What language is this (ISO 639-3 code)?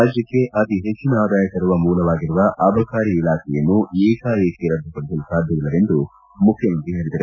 kan